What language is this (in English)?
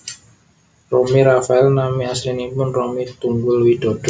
Javanese